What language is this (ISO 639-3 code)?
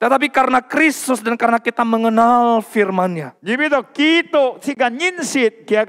ind